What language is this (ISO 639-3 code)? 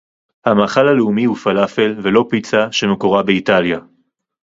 heb